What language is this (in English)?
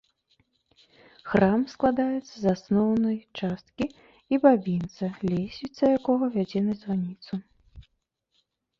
Belarusian